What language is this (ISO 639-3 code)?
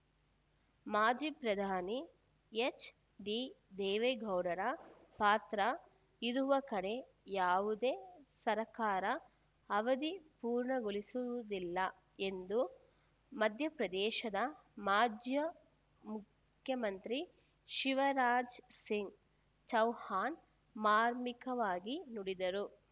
kan